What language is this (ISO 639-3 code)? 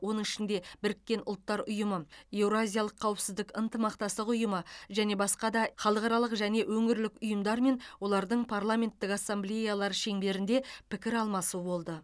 kaz